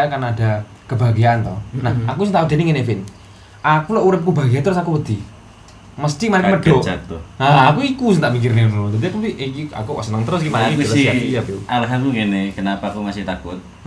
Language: Indonesian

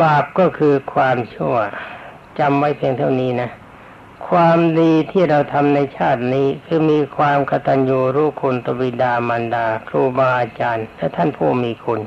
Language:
Thai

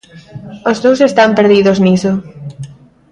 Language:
Galician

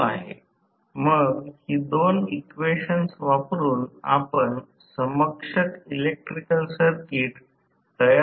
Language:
Marathi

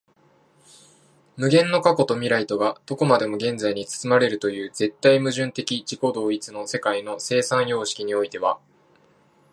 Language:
Japanese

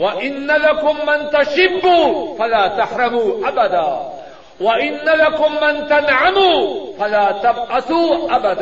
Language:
Urdu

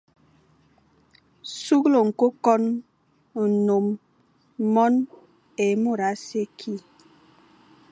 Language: Fang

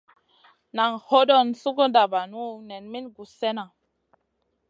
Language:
Masana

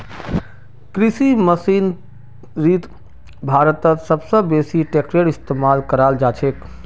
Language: Magahi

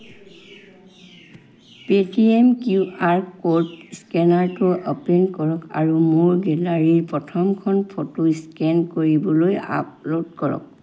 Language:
Assamese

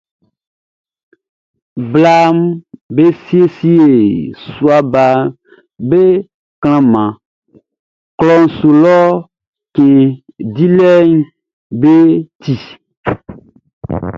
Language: Baoulé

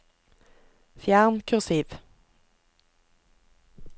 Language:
Norwegian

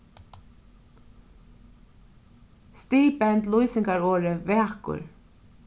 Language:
Faroese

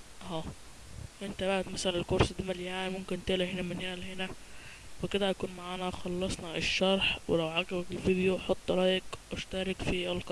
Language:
Arabic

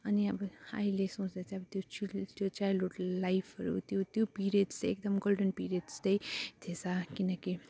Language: Nepali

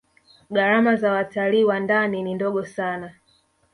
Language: Swahili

